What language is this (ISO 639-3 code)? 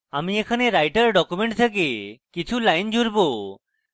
ben